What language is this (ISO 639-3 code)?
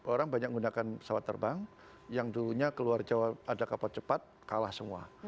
ind